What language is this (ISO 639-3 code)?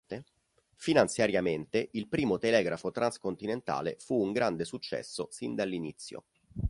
ita